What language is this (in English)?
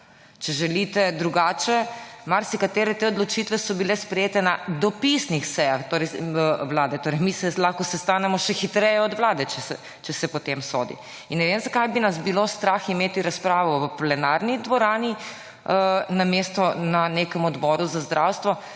Slovenian